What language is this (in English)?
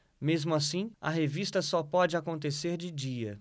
Portuguese